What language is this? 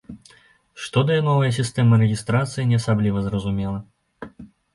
Belarusian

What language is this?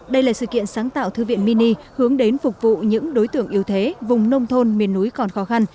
Vietnamese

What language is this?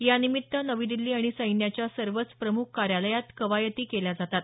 Marathi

